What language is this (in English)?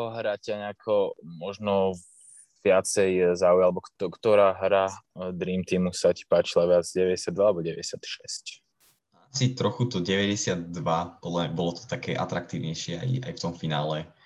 Slovak